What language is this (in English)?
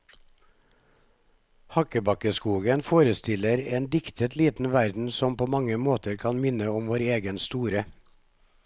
Norwegian